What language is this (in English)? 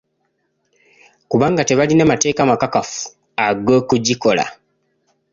Ganda